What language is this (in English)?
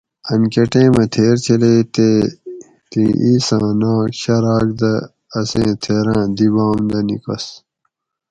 Gawri